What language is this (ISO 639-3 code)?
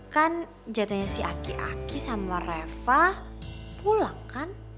ind